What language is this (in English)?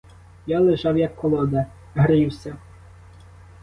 Ukrainian